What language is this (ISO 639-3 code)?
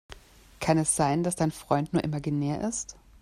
deu